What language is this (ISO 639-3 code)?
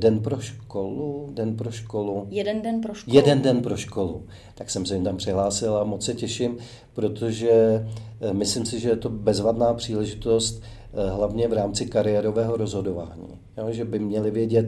ces